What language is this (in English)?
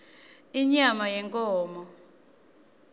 Swati